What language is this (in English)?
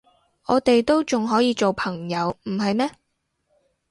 Cantonese